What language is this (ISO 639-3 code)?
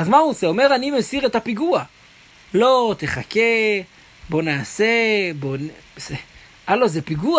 heb